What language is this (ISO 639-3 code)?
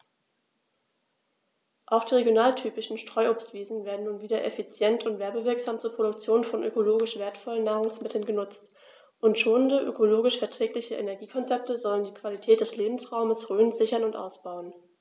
deu